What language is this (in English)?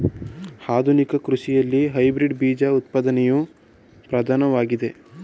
Kannada